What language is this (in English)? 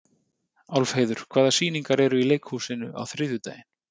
Icelandic